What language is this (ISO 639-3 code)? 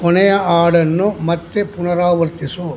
kan